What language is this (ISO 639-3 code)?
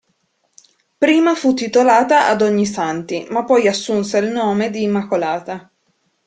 ita